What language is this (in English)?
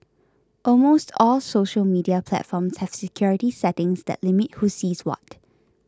English